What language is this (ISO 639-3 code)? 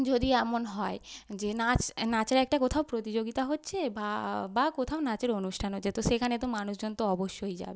ben